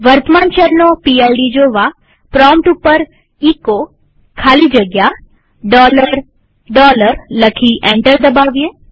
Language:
Gujarati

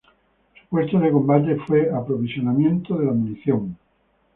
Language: Spanish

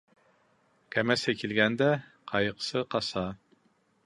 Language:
Bashkir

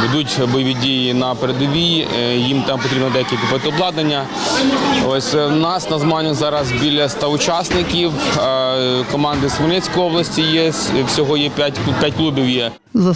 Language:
Ukrainian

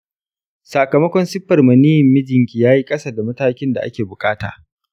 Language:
Hausa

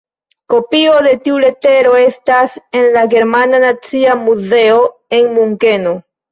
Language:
Esperanto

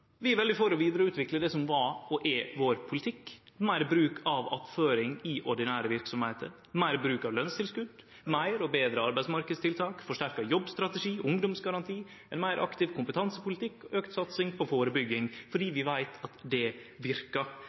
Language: Norwegian Nynorsk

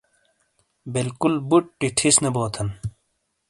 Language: Shina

